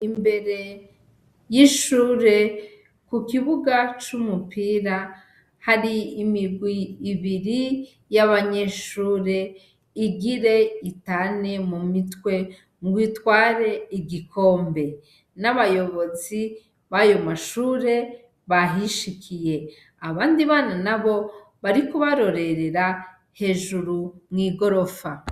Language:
Rundi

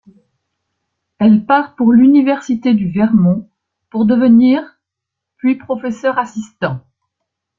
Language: French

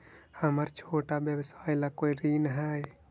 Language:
Magahi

